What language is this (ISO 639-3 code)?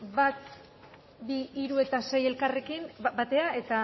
eus